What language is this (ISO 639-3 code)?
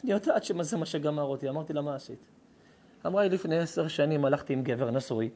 heb